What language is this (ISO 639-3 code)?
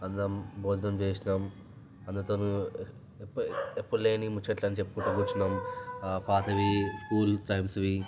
tel